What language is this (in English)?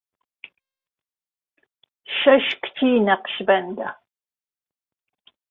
Central Kurdish